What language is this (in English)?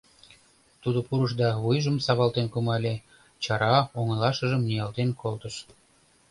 Mari